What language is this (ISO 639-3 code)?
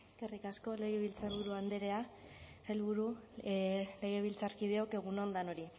eus